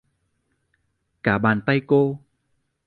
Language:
Vietnamese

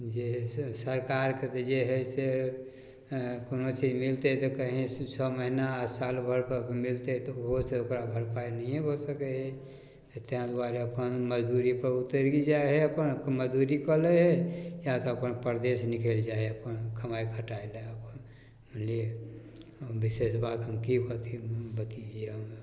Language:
Maithili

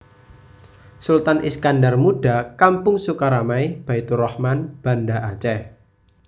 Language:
Javanese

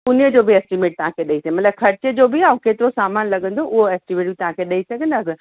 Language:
Sindhi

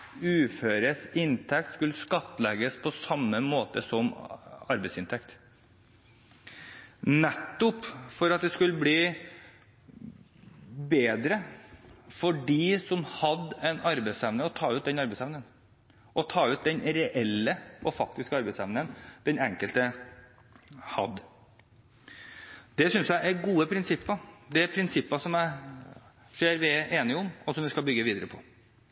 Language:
Norwegian Bokmål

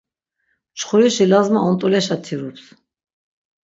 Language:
Laz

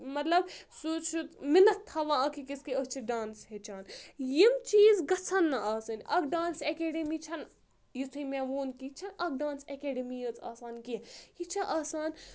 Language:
Kashmiri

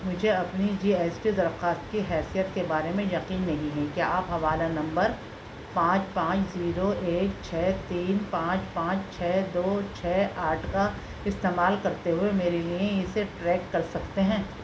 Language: Urdu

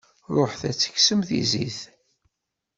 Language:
Kabyle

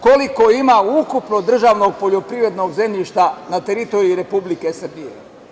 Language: Serbian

